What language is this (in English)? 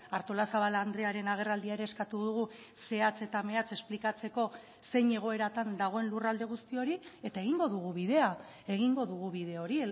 Basque